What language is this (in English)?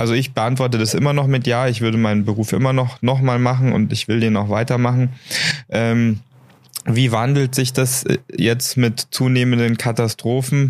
German